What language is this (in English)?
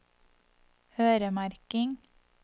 Norwegian